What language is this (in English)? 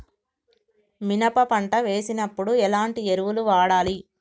Telugu